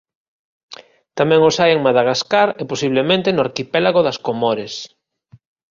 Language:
Galician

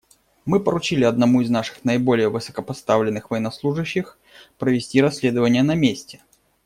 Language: Russian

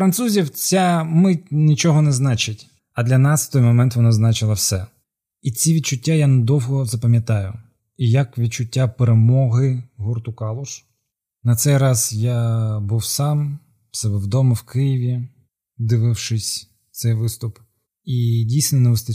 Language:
Ukrainian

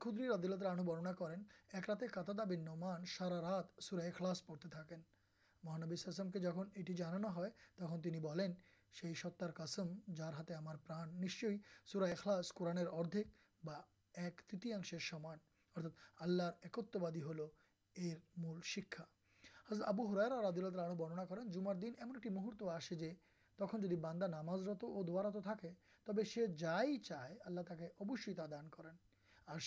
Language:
Urdu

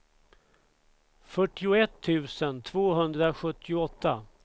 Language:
Swedish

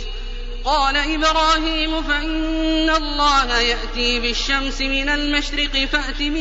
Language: Arabic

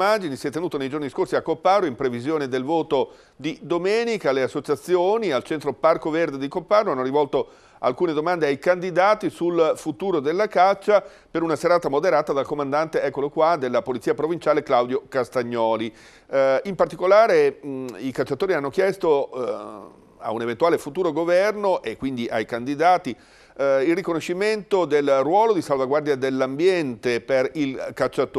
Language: Italian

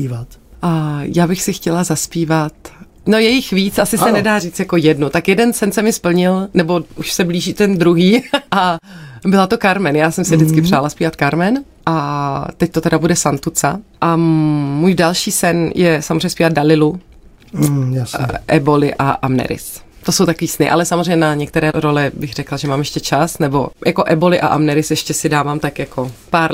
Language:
Czech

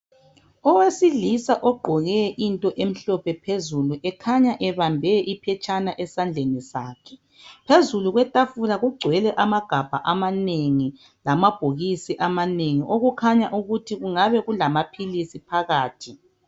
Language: North Ndebele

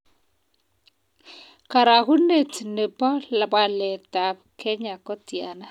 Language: Kalenjin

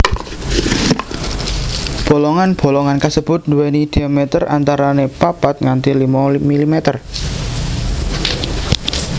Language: Javanese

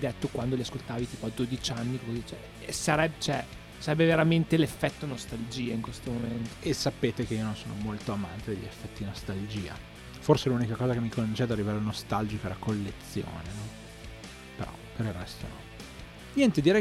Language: Italian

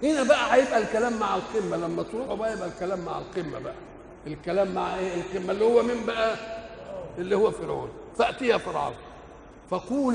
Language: Arabic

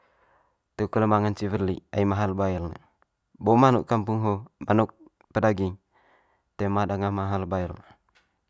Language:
Manggarai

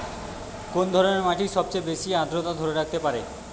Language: Bangla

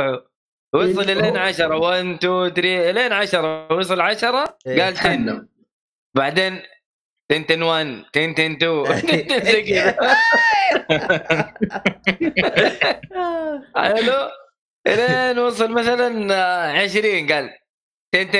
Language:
Arabic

